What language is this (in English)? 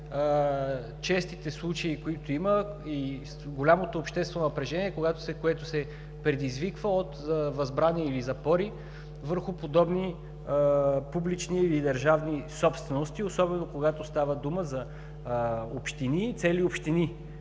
Bulgarian